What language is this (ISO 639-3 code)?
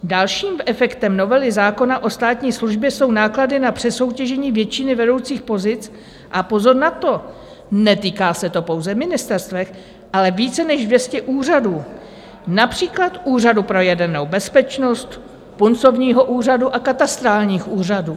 ces